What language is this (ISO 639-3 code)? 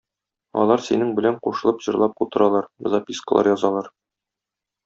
tat